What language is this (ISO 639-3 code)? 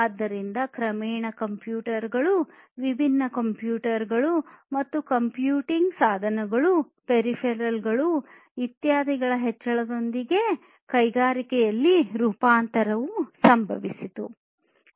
kan